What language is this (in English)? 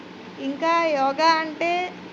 Telugu